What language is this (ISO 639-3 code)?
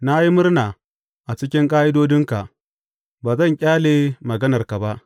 hau